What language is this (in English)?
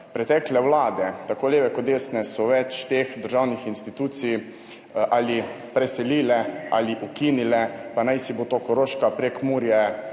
Slovenian